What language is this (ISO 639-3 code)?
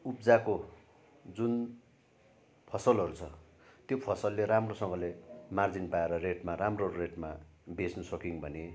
nep